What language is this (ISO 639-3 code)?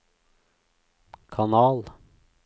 nor